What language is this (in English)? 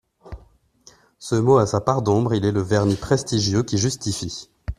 French